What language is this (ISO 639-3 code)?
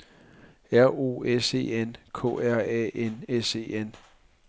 dan